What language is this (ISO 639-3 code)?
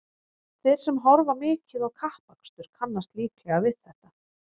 isl